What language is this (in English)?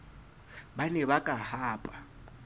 Southern Sotho